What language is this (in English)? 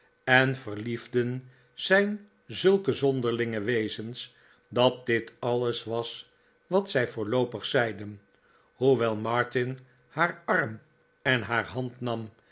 Dutch